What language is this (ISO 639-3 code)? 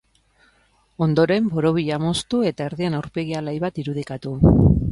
eus